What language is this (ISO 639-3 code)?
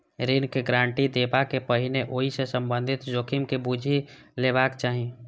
mai